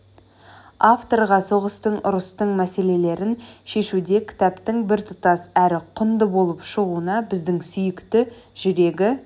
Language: Kazakh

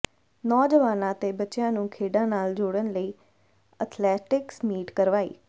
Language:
Punjabi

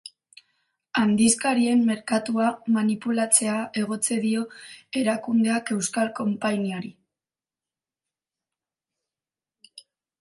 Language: Basque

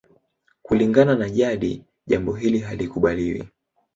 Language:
Swahili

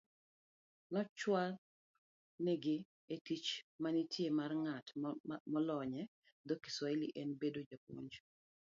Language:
Luo (Kenya and Tanzania)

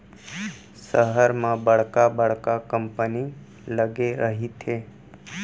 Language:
Chhattisgarhi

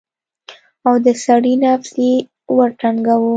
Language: Pashto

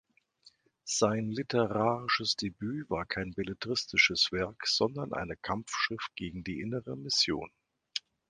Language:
German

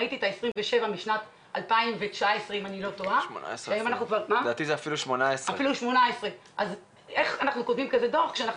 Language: Hebrew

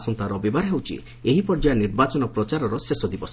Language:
Odia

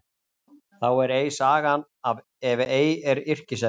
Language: Icelandic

